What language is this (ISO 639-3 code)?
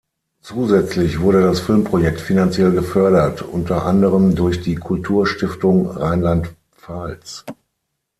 deu